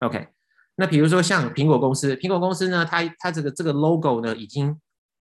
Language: Chinese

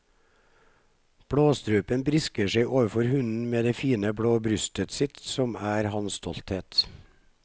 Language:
Norwegian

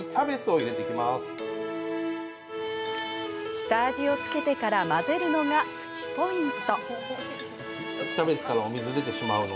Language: Japanese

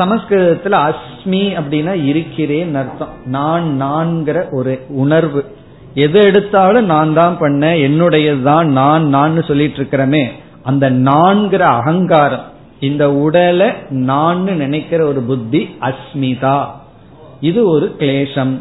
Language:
Tamil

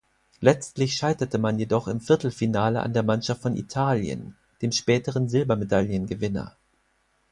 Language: German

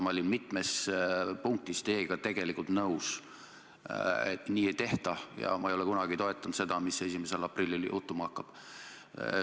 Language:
Estonian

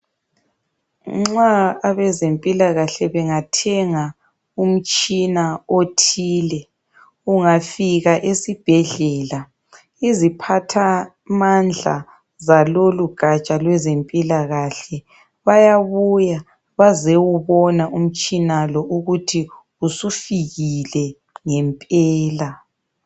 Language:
North Ndebele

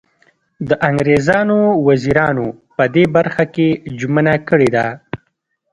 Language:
Pashto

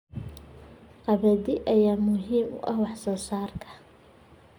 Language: Somali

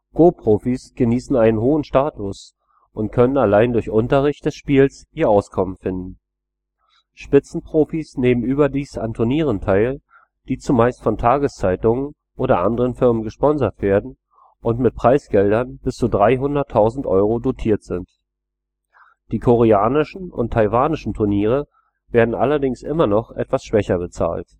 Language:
German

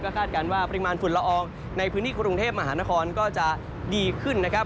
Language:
Thai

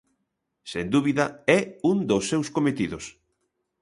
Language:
Galician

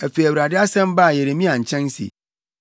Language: Akan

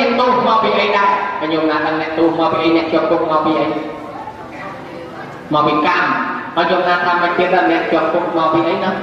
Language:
Thai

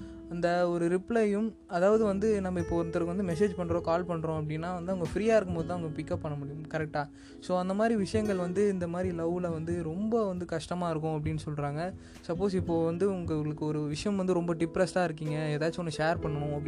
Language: Tamil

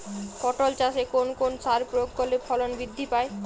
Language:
Bangla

